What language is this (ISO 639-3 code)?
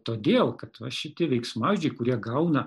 lit